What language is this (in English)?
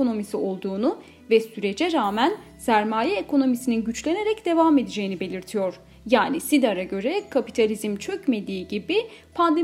Turkish